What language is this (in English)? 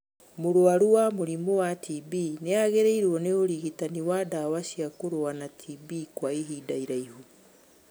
Kikuyu